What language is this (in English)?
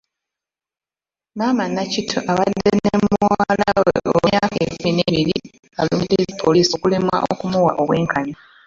Ganda